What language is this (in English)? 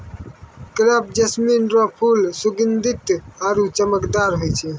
Maithili